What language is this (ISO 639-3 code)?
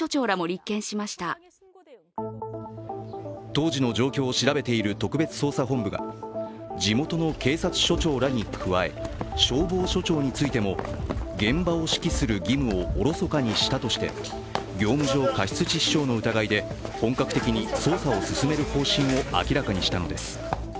jpn